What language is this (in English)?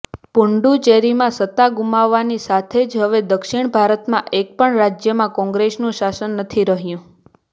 Gujarati